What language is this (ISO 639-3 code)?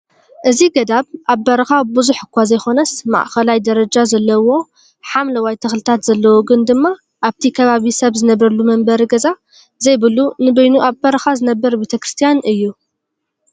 tir